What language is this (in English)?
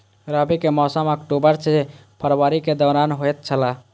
Maithili